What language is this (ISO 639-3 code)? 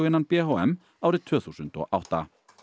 isl